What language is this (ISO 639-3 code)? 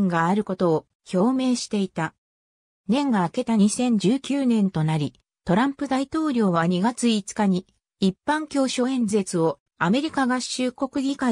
jpn